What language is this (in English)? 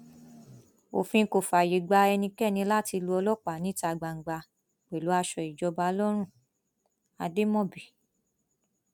Yoruba